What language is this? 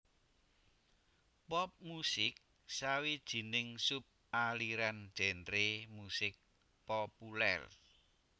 Javanese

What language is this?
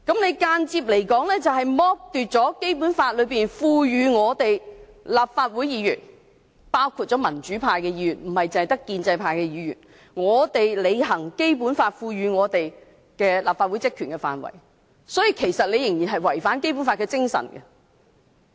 Cantonese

